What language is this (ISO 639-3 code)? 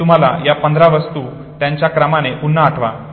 mar